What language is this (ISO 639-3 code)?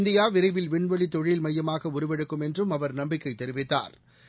tam